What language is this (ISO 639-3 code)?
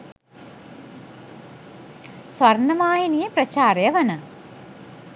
sin